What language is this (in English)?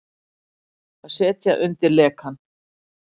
Icelandic